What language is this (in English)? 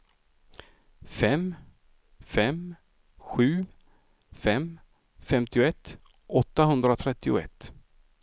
Swedish